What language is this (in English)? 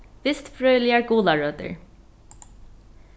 Faroese